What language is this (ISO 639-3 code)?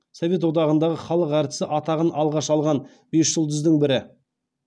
kaz